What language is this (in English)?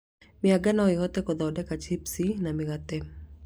Kikuyu